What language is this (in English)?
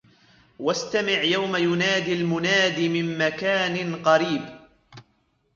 Arabic